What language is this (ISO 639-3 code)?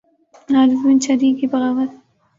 urd